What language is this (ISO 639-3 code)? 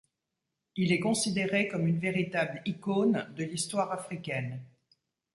fra